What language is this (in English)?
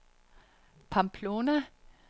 Danish